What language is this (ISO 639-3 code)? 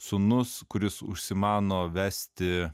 lit